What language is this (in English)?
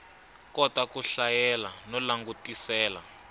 Tsonga